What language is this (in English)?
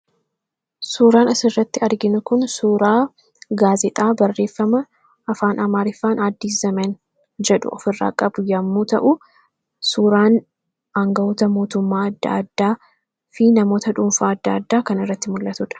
Oromo